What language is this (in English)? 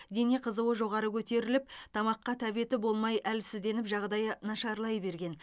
Kazakh